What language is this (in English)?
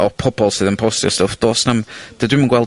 Welsh